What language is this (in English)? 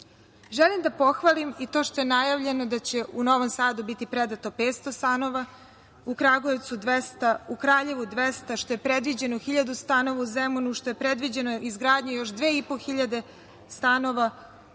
Serbian